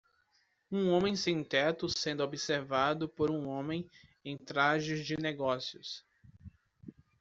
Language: Portuguese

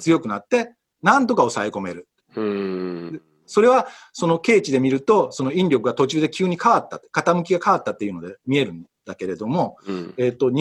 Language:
Japanese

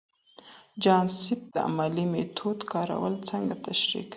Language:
Pashto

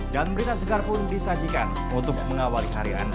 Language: Indonesian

